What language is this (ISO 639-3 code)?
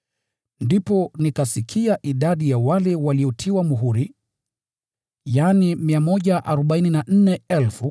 swa